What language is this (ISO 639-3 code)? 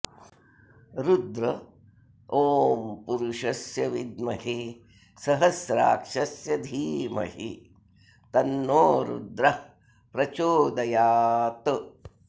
san